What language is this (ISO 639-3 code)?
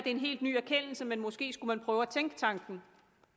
dan